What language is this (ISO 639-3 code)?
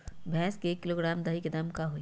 mag